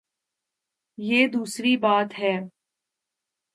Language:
Urdu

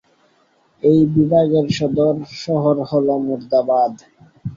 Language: Bangla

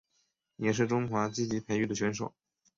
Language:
Chinese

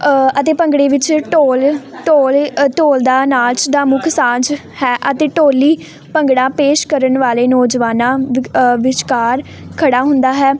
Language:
Punjabi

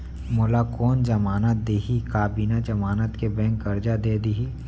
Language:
Chhattisgarhi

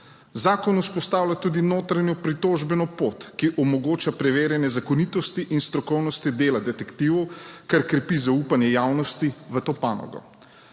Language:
Slovenian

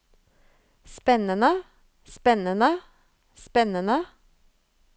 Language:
Norwegian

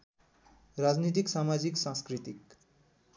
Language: Nepali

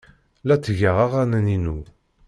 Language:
Kabyle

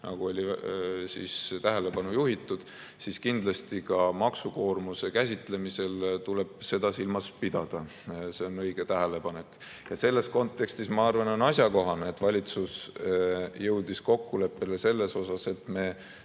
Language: Estonian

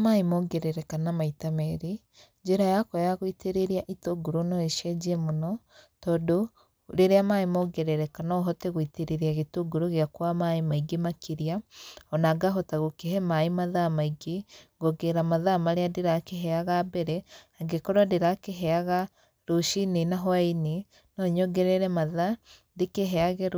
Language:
Kikuyu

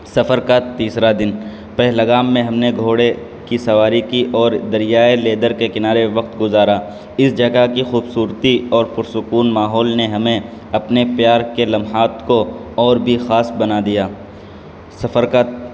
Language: Urdu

